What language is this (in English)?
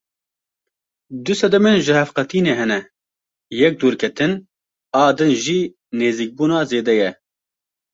Kurdish